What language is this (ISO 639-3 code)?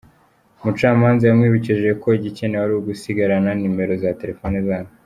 kin